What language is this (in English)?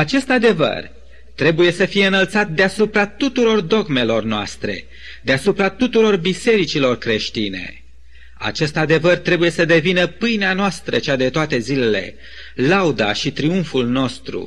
Romanian